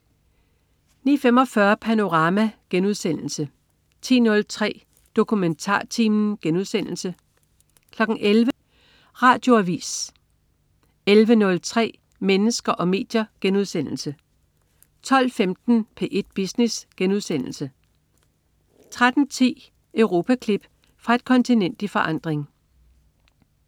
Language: Danish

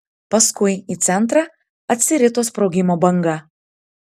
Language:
Lithuanian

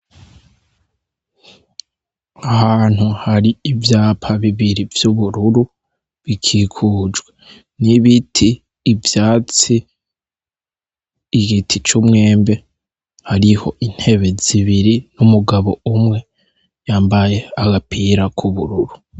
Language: Rundi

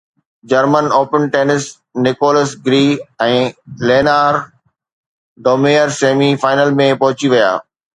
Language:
Sindhi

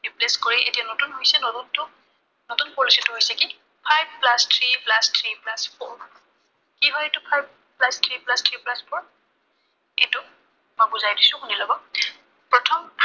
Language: Assamese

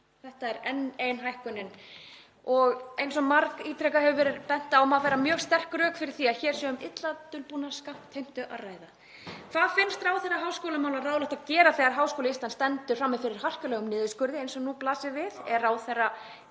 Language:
Icelandic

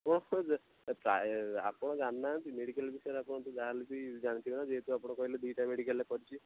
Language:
Odia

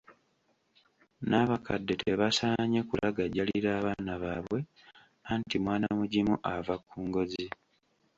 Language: Ganda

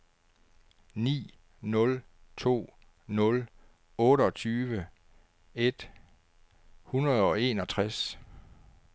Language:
Danish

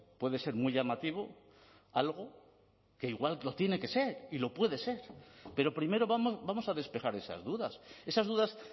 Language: Spanish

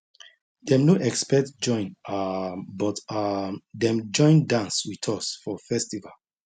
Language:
Nigerian Pidgin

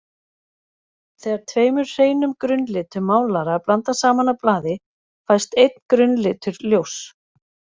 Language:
Icelandic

